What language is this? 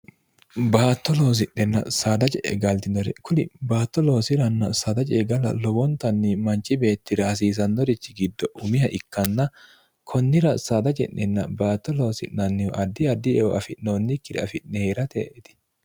Sidamo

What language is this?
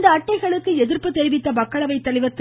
Tamil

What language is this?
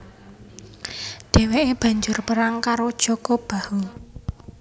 Javanese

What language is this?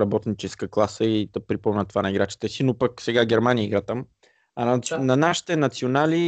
Bulgarian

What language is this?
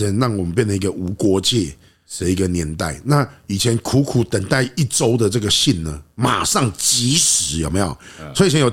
Chinese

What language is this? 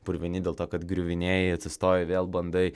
Lithuanian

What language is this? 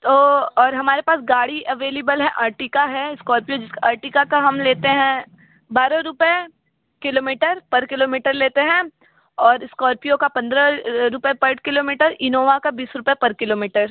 Hindi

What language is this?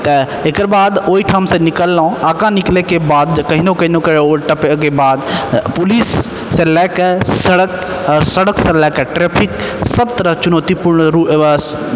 Maithili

